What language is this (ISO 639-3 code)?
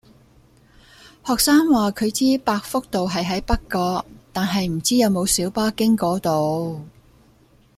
yue